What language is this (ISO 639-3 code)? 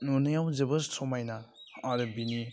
brx